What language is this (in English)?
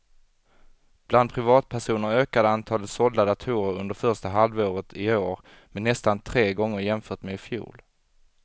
Swedish